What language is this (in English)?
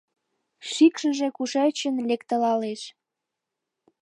Mari